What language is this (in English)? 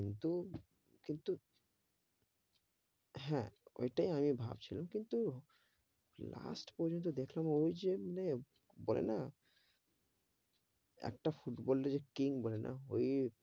Bangla